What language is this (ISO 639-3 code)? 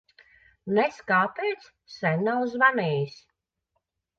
lav